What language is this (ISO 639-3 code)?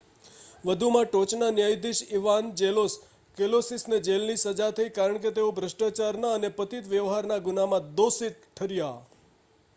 guj